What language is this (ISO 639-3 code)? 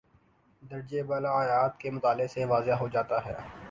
urd